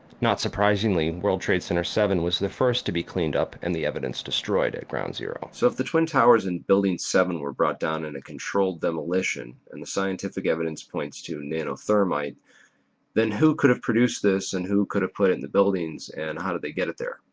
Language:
English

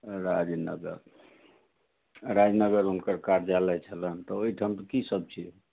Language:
Maithili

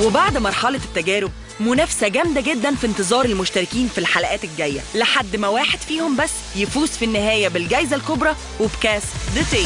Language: Arabic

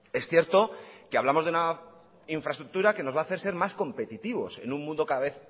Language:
Spanish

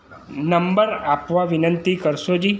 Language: Gujarati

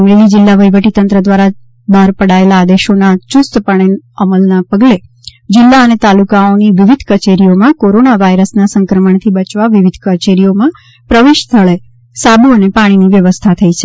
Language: Gujarati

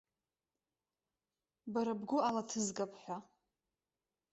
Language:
Abkhazian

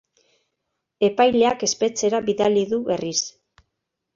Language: Basque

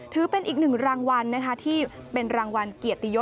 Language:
Thai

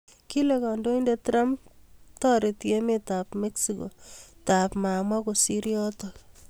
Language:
Kalenjin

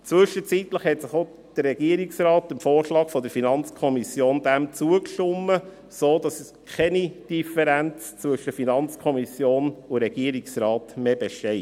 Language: Swiss German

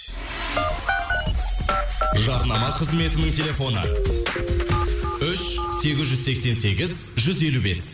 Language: Kazakh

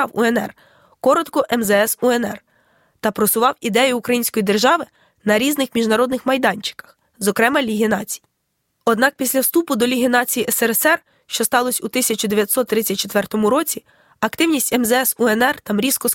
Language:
Ukrainian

